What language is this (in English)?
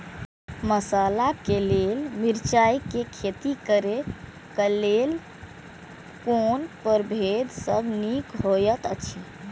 Maithili